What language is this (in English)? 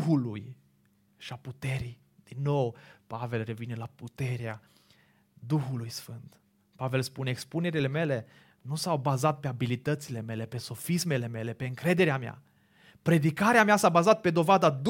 Romanian